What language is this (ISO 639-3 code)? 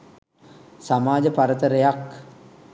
sin